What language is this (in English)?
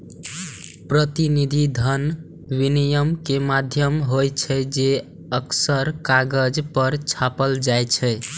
Maithili